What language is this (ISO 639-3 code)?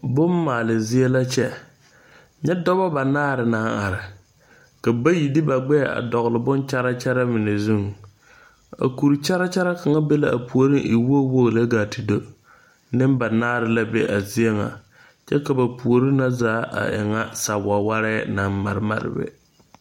dga